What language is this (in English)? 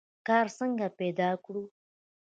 Pashto